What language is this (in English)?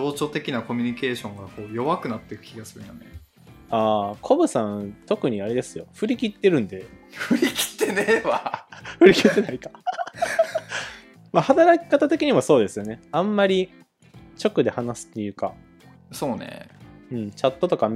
Japanese